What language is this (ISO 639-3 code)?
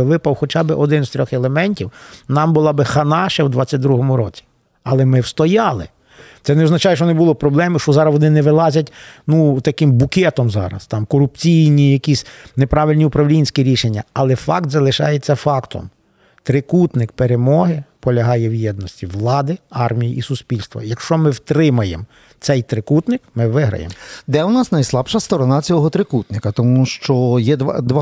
ukr